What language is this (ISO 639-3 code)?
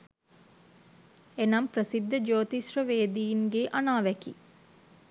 sin